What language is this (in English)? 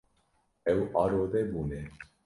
Kurdish